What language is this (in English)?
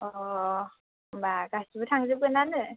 Bodo